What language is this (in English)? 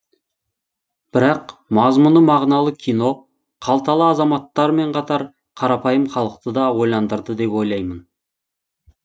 Kazakh